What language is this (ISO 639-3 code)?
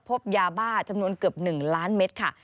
tha